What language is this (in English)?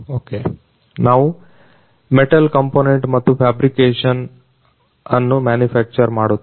Kannada